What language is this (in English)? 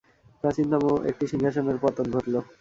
Bangla